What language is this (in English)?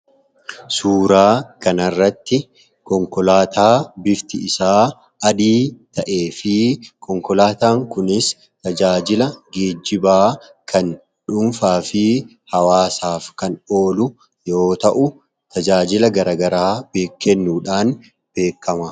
Oromo